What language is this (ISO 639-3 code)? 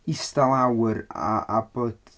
cym